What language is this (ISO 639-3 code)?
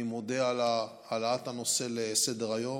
heb